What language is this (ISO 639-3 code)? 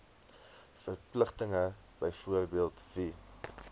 afr